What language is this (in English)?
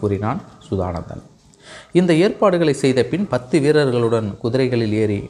Tamil